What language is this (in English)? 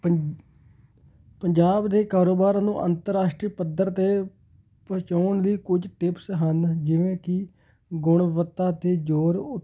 Punjabi